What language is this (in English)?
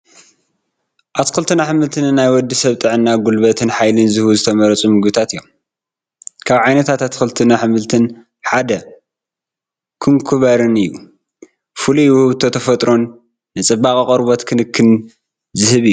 Tigrinya